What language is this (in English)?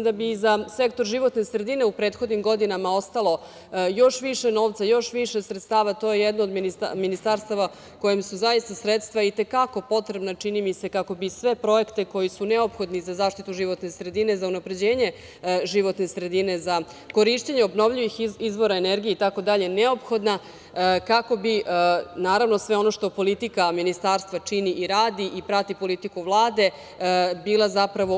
Serbian